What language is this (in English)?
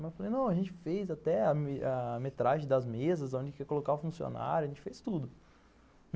Portuguese